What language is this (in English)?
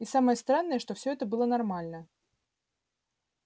Russian